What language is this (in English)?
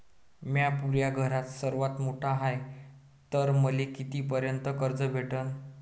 Marathi